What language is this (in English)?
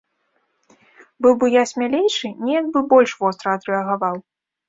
Belarusian